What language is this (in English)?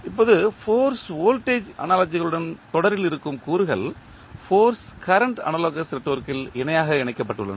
Tamil